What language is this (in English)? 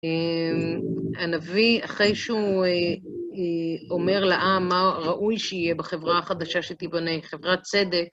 Hebrew